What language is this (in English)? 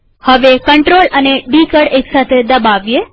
Gujarati